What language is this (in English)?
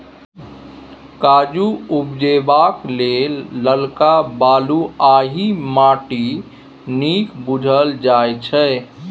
Maithili